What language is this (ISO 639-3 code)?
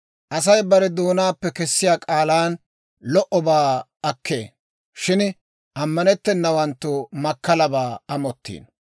dwr